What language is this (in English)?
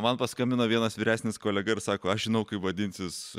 Lithuanian